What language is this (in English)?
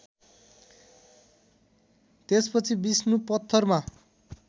Nepali